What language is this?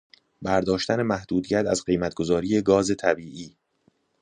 Persian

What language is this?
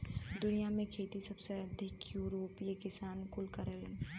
Bhojpuri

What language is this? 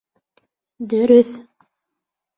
Bashkir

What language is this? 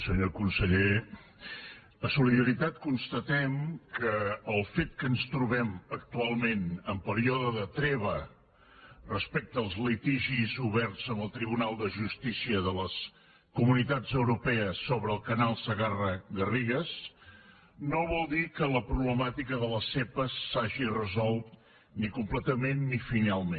Catalan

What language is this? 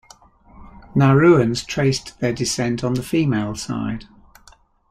English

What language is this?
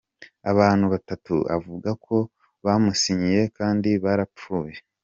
Kinyarwanda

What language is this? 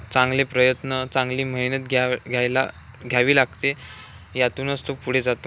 Marathi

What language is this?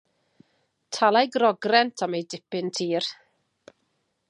Welsh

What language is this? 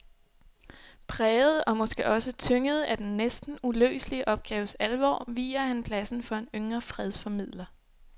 Danish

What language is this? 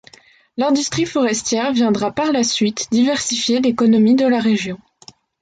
French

